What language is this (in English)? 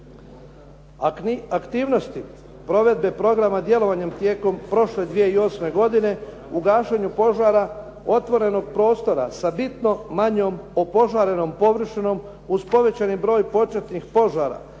Croatian